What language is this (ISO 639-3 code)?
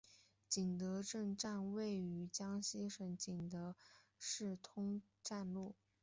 zho